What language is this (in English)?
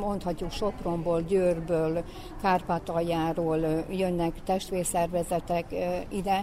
Hungarian